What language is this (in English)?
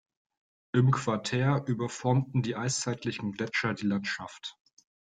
German